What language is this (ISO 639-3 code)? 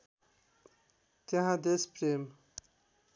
nep